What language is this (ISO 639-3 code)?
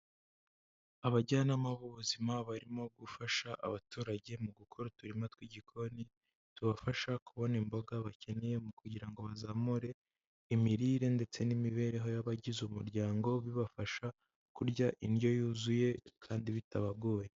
kin